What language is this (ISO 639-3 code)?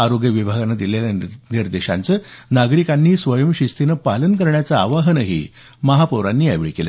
mar